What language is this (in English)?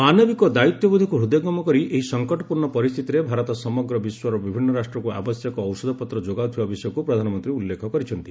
Odia